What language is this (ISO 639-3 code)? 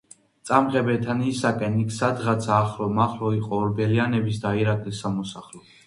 kat